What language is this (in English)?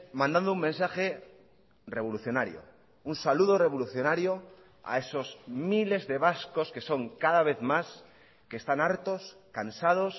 Spanish